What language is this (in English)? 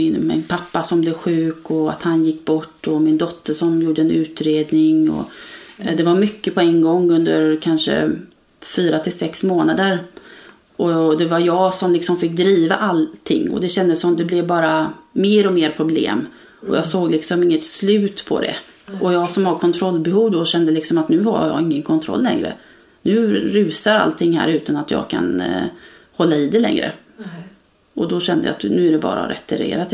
Swedish